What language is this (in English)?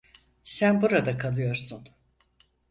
Turkish